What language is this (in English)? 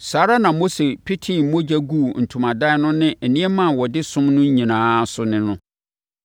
Akan